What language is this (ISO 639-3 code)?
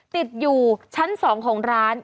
tha